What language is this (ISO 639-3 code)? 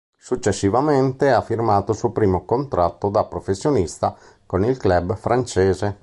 ita